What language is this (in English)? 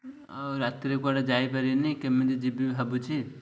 Odia